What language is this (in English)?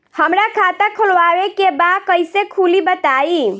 Bhojpuri